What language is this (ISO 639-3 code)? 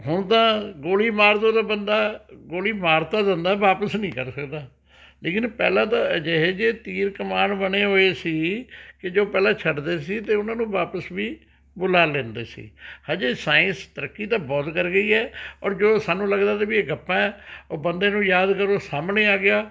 pan